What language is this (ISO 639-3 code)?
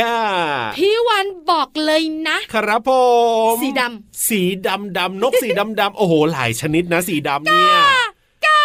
tha